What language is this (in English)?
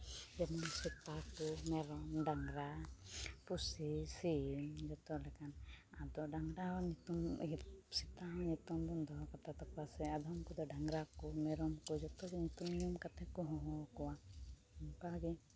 Santali